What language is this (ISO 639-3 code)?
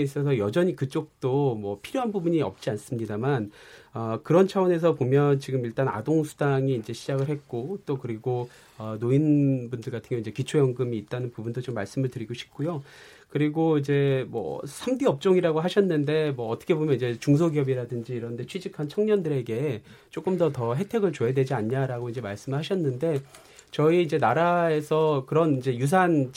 kor